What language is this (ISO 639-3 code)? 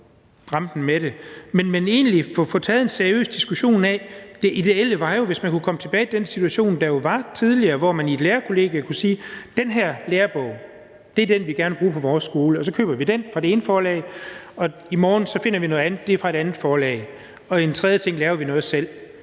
dan